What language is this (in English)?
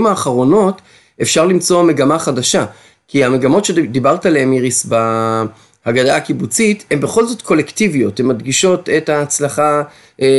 Hebrew